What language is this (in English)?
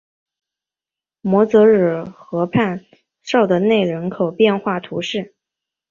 Chinese